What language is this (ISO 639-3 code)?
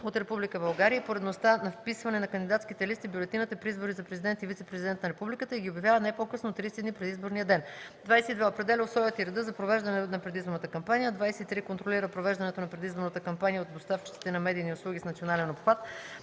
bul